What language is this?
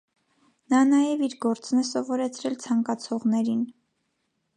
Armenian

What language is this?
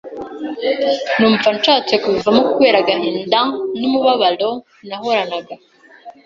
Kinyarwanda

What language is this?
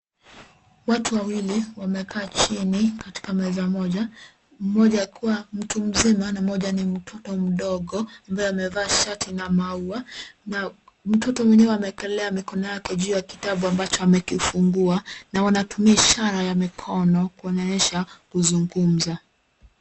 Swahili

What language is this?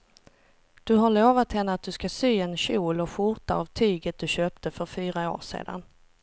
Swedish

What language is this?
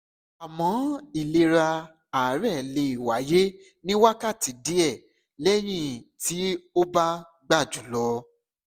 Yoruba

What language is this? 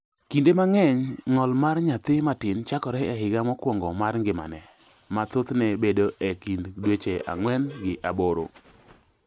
Luo (Kenya and Tanzania)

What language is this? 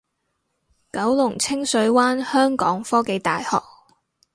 Cantonese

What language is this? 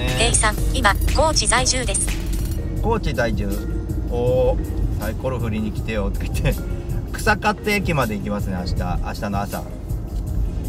Japanese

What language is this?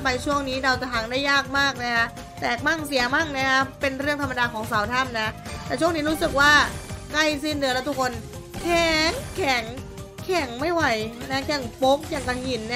Thai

